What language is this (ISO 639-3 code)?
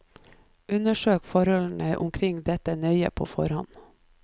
nor